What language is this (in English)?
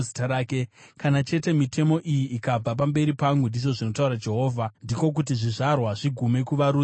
Shona